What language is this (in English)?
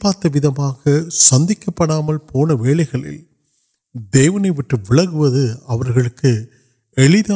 Urdu